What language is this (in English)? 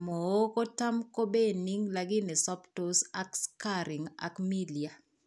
Kalenjin